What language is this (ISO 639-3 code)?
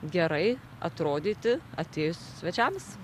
lit